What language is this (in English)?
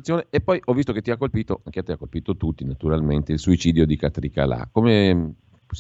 Italian